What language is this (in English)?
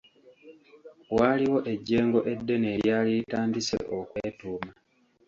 Ganda